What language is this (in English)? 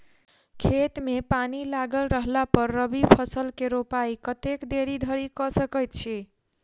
Maithili